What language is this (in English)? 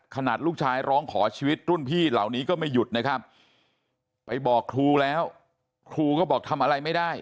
Thai